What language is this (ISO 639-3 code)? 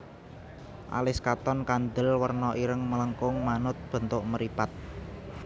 jav